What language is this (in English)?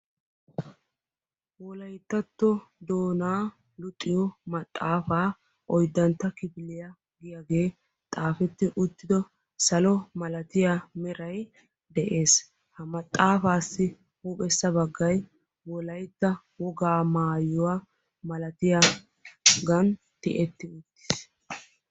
Wolaytta